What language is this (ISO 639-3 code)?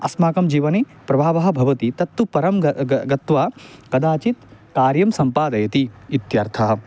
san